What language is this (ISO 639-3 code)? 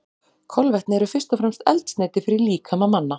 isl